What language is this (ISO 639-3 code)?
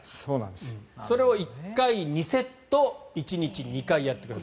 jpn